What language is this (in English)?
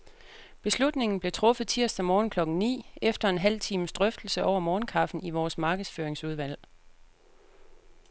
Danish